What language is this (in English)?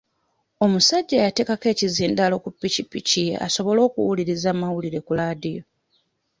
Ganda